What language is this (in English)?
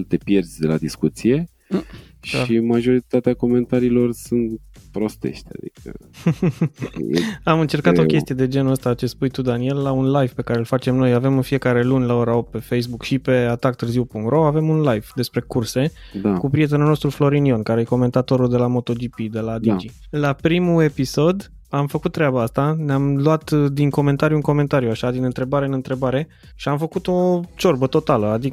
Romanian